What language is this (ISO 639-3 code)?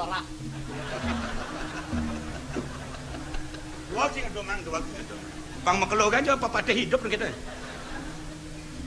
ind